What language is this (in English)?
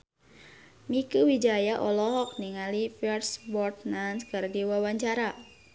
Sundanese